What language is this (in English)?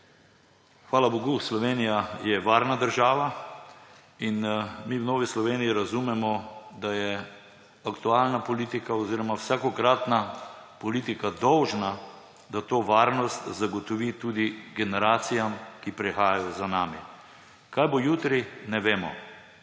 Slovenian